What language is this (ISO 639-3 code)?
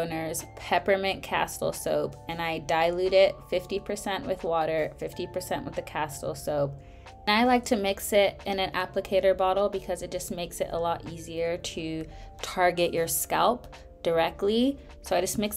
eng